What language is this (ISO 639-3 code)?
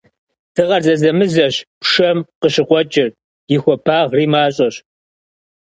kbd